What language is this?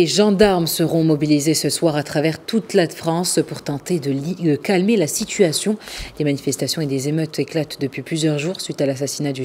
French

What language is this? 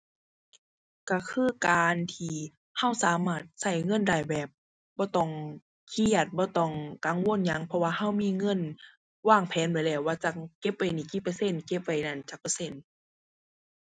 Thai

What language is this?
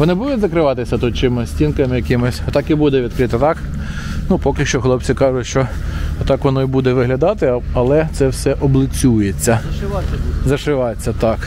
Ukrainian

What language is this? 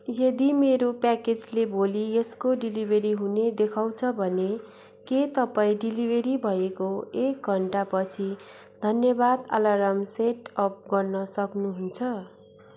Nepali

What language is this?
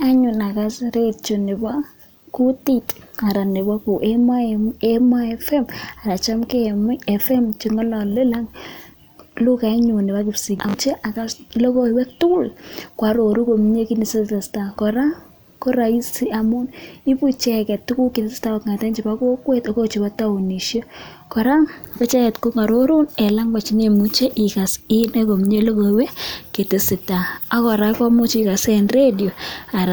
Kalenjin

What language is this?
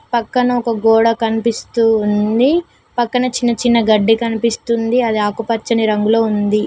Telugu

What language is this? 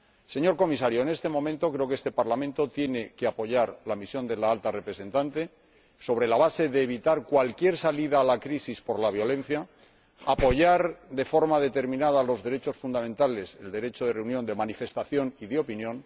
Spanish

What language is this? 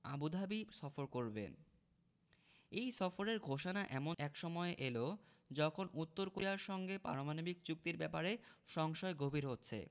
Bangla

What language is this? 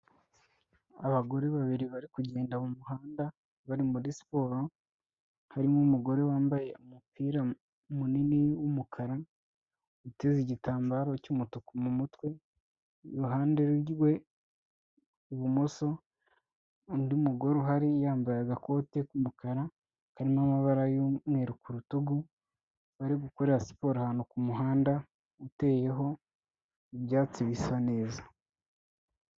Kinyarwanda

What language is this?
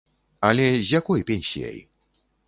Belarusian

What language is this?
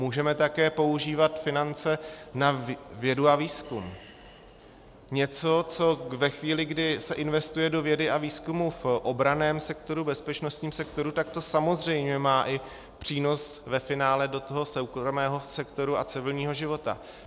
Czech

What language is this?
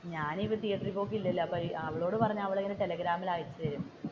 Malayalam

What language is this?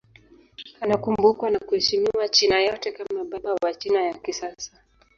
Swahili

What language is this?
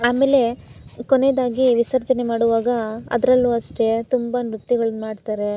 Kannada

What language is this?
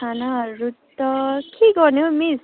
Nepali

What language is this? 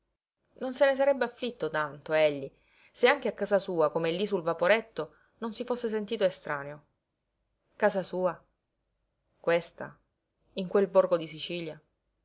Italian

